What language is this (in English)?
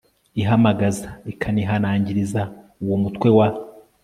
Kinyarwanda